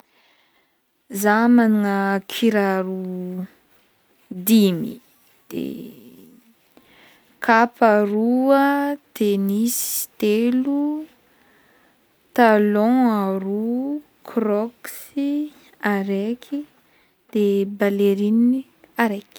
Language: Northern Betsimisaraka Malagasy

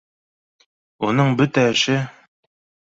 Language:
Bashkir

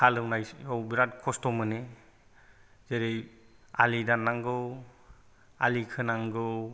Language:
Bodo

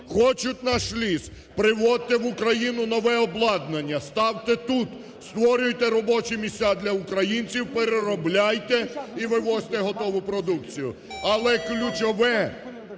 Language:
Ukrainian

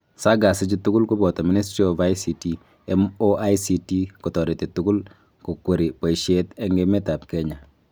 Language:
Kalenjin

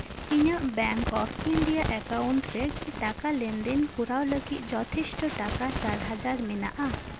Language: Santali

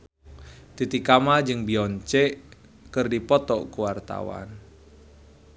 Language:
Sundanese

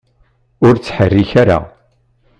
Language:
Kabyle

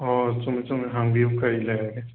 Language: Manipuri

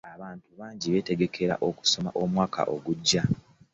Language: Ganda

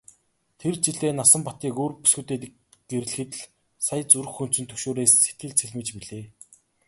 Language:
Mongolian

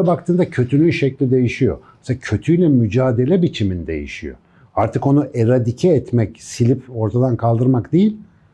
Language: Turkish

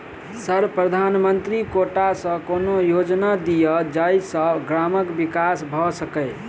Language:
Maithili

